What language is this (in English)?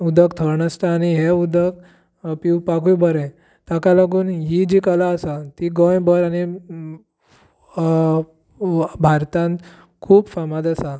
Konkani